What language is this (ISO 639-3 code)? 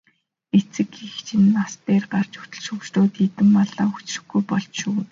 mon